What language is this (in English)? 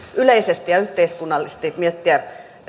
Finnish